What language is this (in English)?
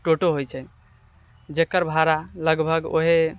Maithili